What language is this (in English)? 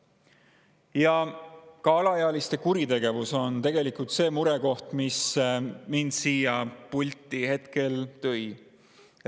Estonian